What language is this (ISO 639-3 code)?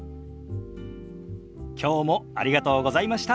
jpn